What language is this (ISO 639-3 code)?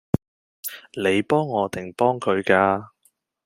yue